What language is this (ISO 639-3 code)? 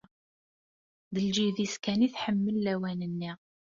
kab